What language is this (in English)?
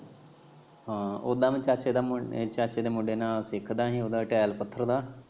Punjabi